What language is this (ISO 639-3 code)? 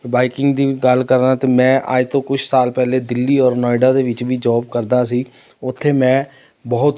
pan